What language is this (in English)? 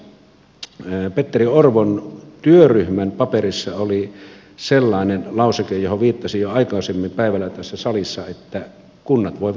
Finnish